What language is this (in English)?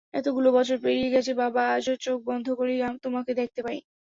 Bangla